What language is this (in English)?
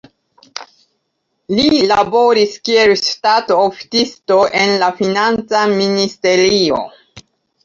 Esperanto